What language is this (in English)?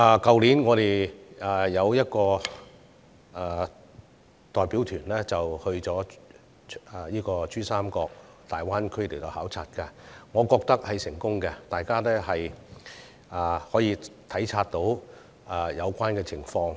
Cantonese